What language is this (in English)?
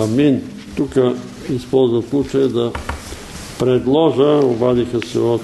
Bulgarian